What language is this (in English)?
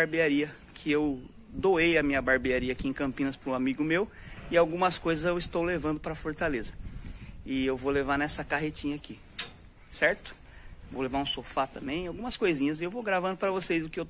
Portuguese